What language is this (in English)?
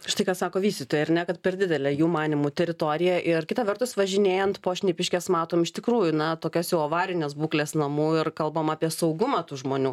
Lithuanian